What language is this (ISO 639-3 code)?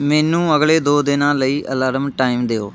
pan